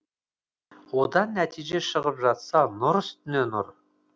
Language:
Kazakh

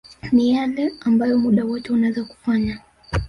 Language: Swahili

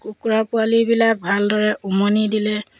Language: Assamese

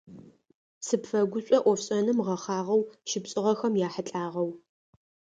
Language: Adyghe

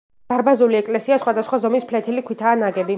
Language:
Georgian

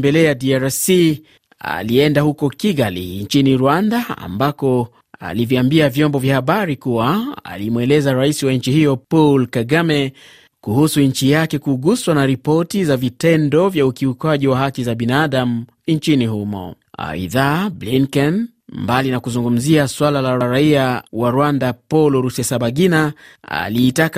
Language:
Swahili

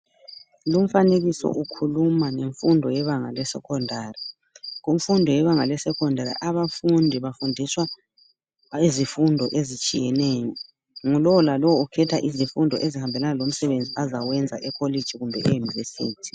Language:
North Ndebele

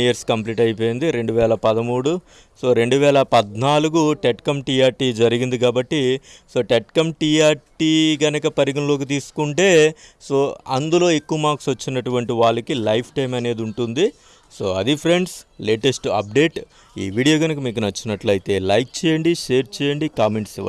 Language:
Telugu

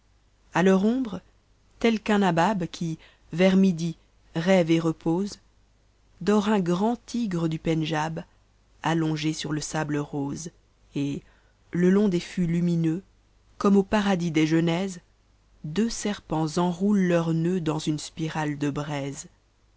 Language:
French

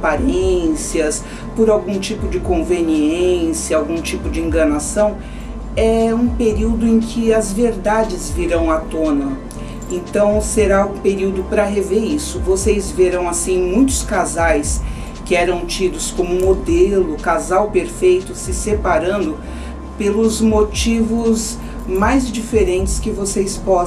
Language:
Portuguese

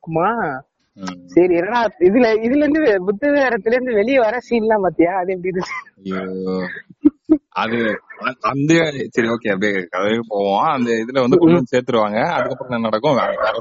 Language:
Tamil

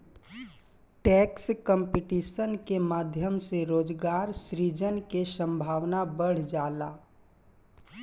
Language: Bhojpuri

